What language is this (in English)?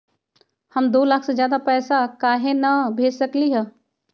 Magahi